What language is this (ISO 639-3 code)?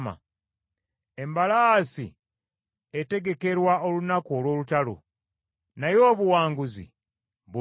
lug